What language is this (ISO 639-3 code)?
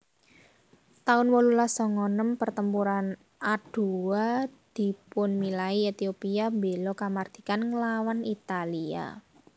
jav